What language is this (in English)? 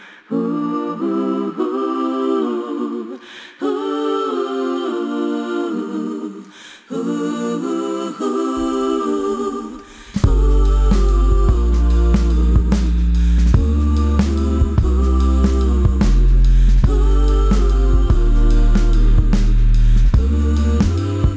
Hungarian